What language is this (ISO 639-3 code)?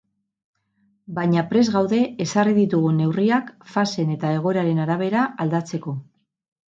eus